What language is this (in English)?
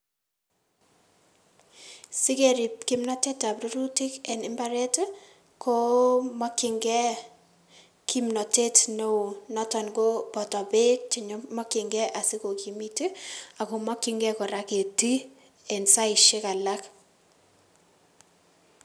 Kalenjin